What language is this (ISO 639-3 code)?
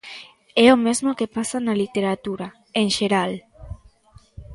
glg